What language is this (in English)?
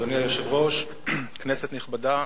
Hebrew